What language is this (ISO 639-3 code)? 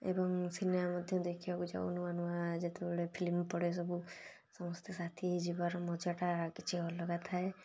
ori